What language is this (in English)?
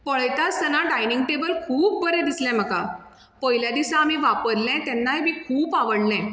Konkani